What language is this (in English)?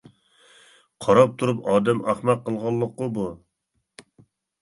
Uyghur